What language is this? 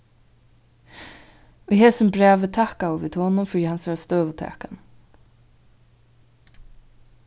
Faroese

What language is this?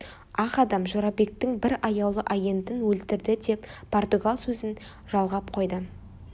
Kazakh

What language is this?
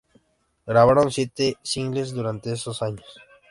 Spanish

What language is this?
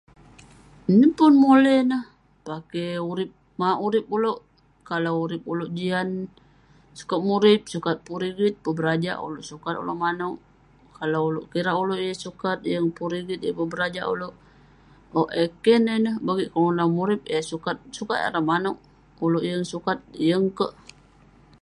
Western Penan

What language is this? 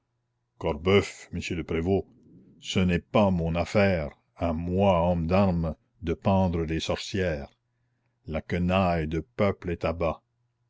French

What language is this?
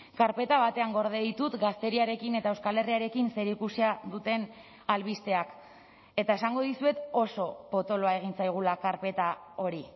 Basque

